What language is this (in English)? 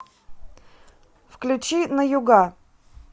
Russian